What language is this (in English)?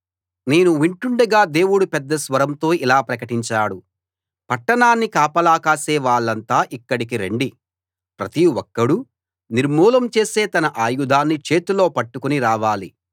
Telugu